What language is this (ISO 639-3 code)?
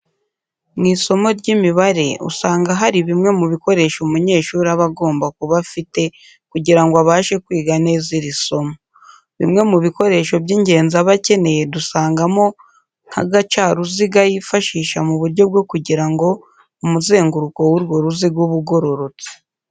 kin